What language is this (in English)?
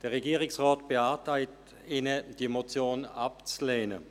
Swiss German